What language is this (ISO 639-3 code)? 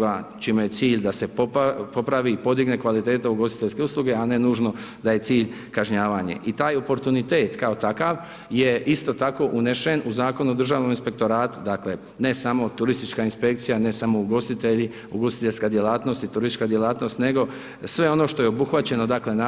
hrv